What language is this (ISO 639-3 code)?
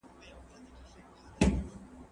pus